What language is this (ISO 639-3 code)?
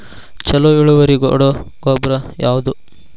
kan